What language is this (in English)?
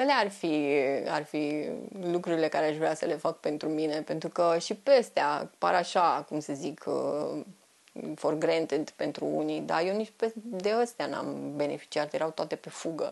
Romanian